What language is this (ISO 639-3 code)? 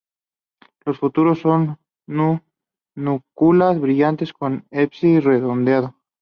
spa